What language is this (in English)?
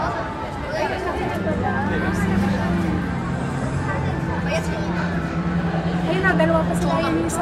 Filipino